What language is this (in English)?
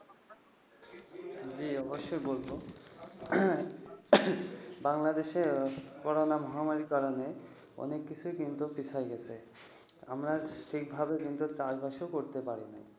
Bangla